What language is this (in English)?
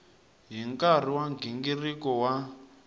Tsonga